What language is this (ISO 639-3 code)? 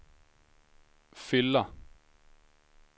swe